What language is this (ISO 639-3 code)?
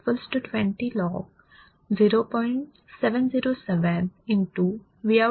mar